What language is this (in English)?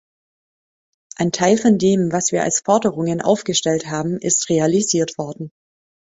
German